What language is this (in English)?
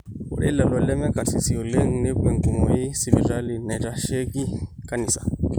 Masai